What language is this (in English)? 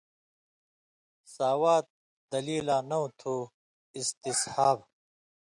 Indus Kohistani